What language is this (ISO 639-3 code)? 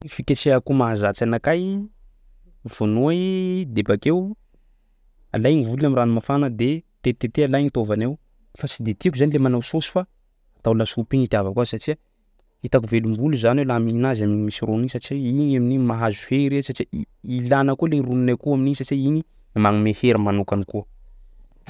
skg